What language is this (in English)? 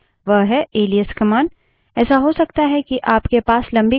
Hindi